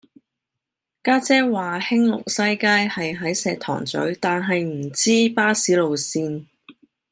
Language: Cantonese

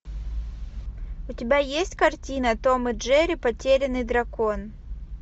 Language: Russian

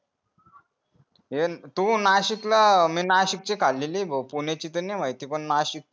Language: Marathi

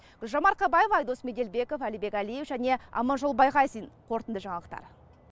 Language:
Kazakh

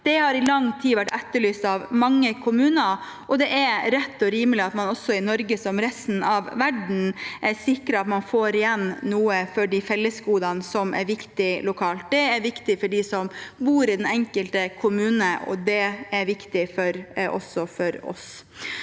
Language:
Norwegian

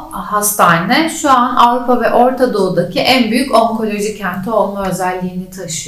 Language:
Turkish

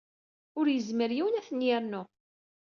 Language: Kabyle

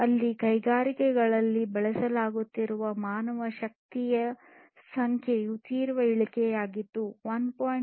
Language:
Kannada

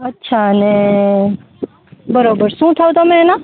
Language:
Gujarati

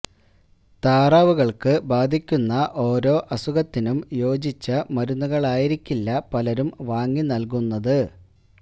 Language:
Malayalam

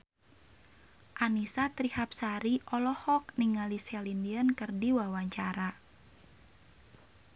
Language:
Sundanese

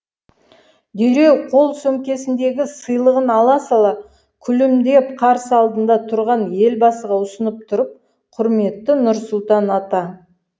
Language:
Kazakh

